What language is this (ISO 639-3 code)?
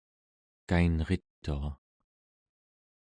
esu